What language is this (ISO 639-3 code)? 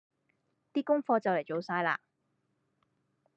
yue